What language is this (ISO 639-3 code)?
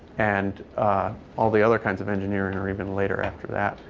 eng